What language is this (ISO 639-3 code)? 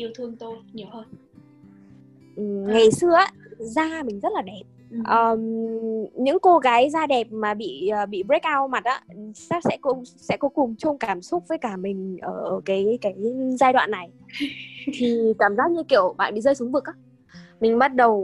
vie